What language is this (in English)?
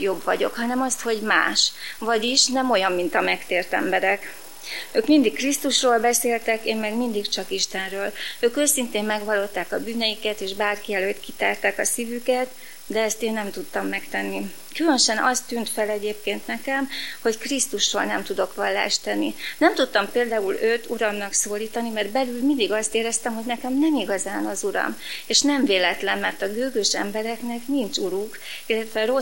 Hungarian